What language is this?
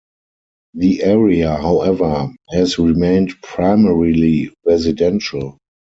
English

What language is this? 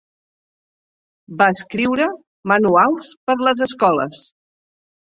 Catalan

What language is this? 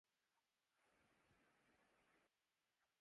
Urdu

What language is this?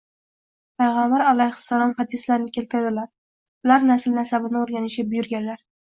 Uzbek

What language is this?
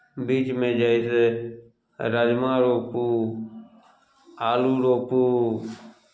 Maithili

